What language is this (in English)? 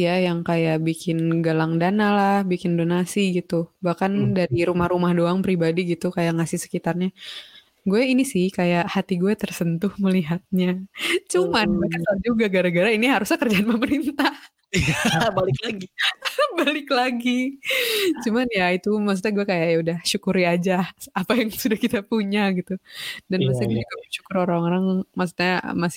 Indonesian